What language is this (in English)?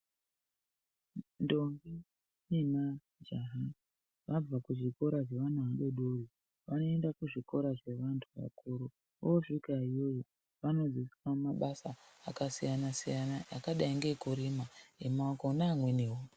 Ndau